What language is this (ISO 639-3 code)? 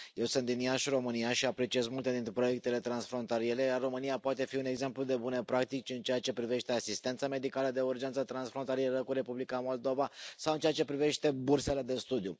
ron